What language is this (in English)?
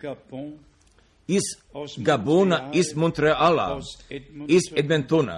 Croatian